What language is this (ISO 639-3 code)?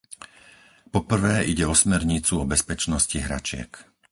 slk